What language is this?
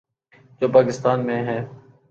Urdu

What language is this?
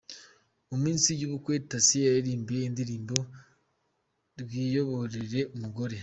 Kinyarwanda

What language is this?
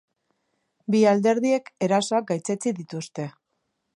Basque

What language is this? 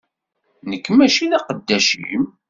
Kabyle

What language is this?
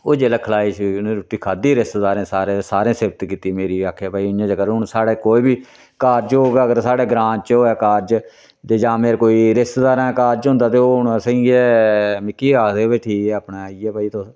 Dogri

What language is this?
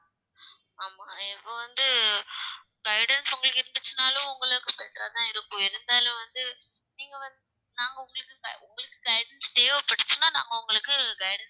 Tamil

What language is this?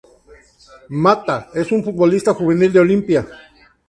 Spanish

